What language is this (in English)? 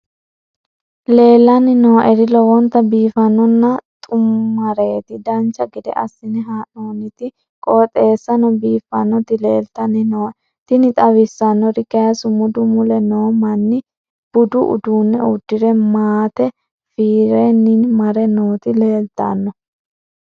Sidamo